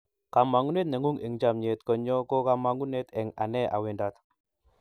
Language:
Kalenjin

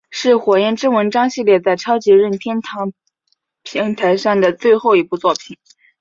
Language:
Chinese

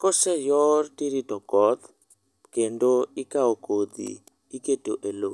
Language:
Luo (Kenya and Tanzania)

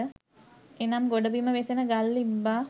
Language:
Sinhala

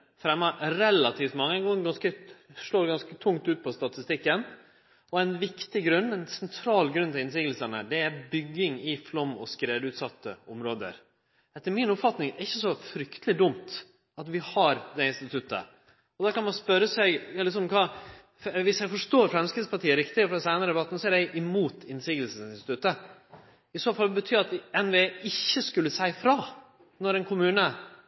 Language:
Norwegian Nynorsk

